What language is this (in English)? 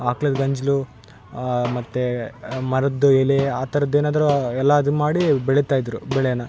Kannada